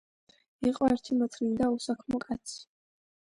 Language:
Georgian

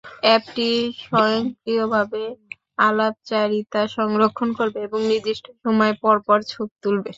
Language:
Bangla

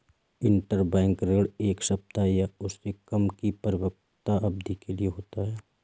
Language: Hindi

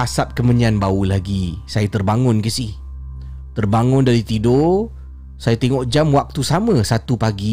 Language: Malay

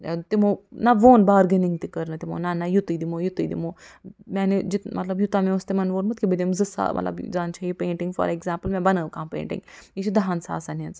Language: Kashmiri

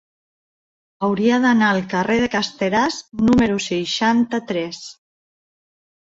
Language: Catalan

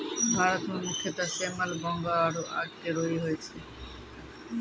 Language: Maithili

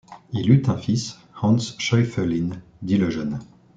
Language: French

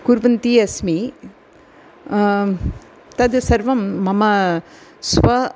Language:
Sanskrit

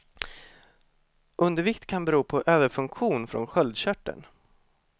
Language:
Swedish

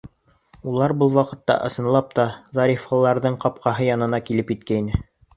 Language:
Bashkir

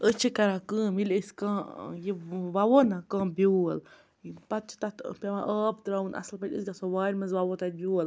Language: Kashmiri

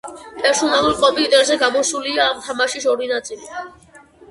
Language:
Georgian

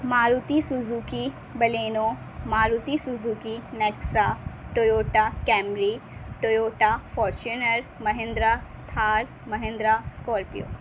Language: Urdu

